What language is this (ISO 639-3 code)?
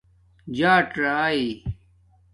dmk